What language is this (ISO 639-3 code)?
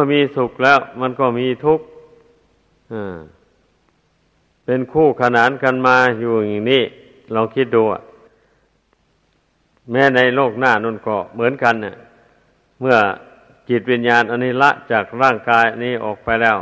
tha